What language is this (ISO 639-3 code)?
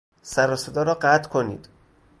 fas